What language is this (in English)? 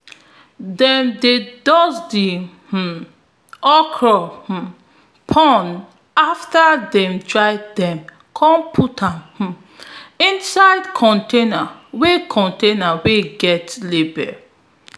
Nigerian Pidgin